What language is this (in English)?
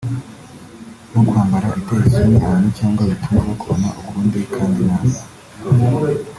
Kinyarwanda